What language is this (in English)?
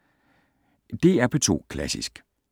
Danish